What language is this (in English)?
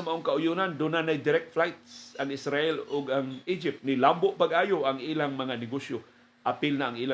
Filipino